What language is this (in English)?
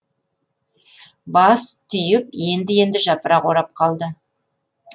Kazakh